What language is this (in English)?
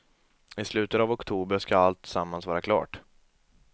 Swedish